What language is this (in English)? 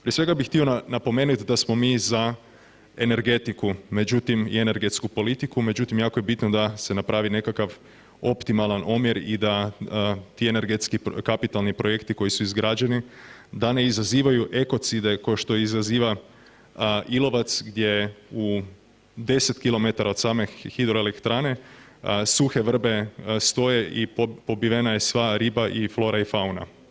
Croatian